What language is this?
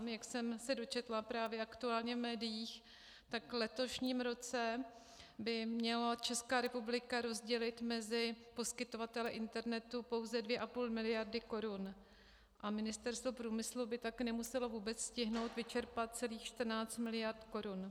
Czech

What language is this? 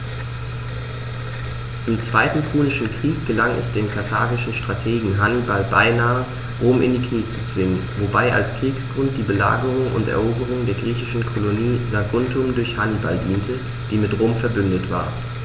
German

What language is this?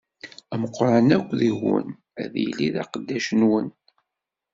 Kabyle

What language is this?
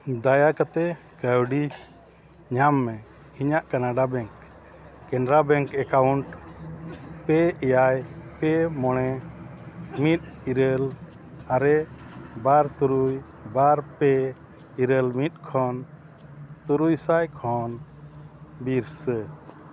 Santali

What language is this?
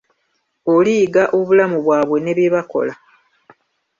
Ganda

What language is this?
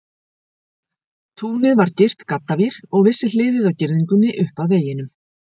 Icelandic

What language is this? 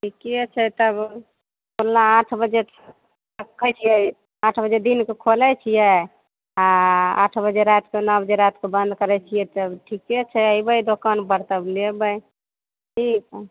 Maithili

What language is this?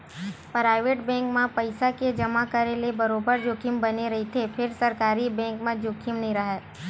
Chhattisgarhi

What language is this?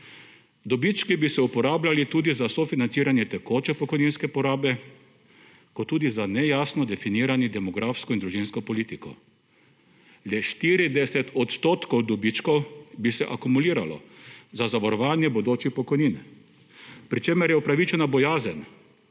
Slovenian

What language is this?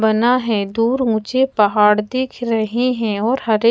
Hindi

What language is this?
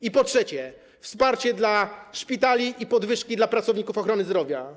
Polish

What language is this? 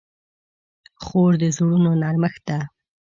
Pashto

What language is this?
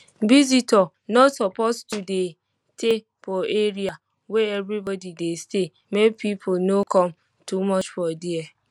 Nigerian Pidgin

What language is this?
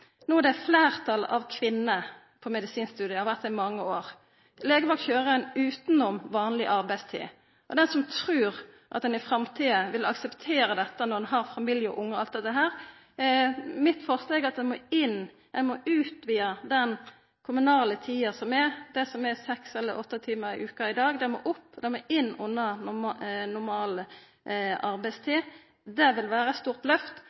Norwegian Nynorsk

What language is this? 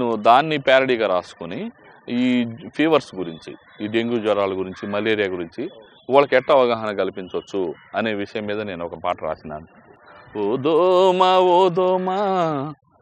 Romanian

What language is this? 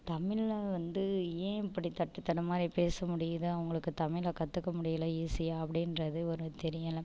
Tamil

